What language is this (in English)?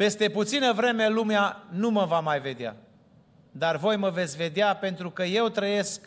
Romanian